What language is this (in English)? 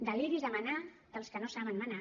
Catalan